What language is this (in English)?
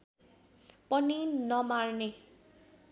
Nepali